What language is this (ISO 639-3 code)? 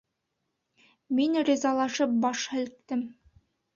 bak